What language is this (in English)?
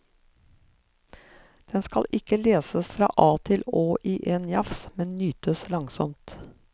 Norwegian